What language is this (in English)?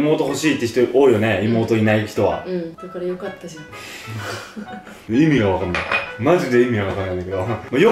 Japanese